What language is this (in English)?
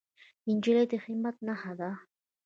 Pashto